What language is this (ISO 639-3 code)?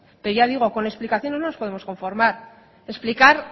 spa